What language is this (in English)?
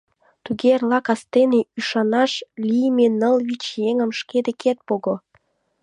Mari